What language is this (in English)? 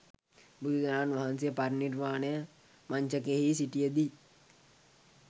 Sinhala